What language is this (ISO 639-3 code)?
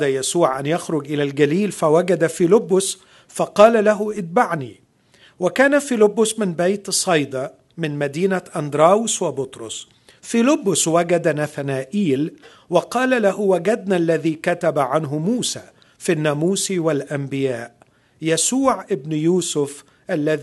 ara